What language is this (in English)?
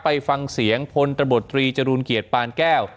Thai